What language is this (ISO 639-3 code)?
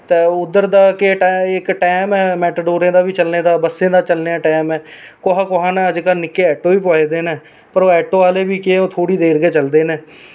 doi